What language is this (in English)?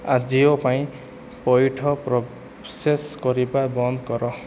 Odia